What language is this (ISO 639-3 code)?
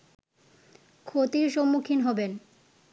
ben